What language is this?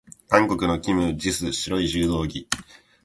Japanese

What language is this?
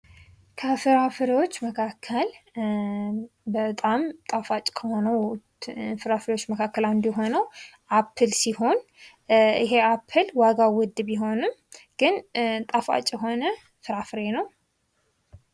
Amharic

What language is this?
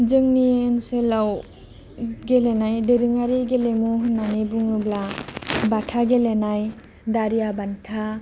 Bodo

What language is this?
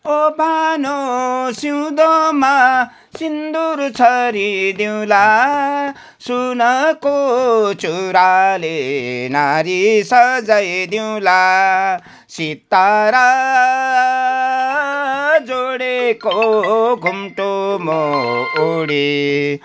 Nepali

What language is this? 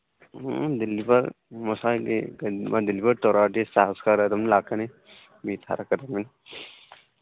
Manipuri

